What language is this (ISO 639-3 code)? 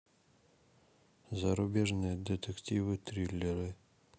rus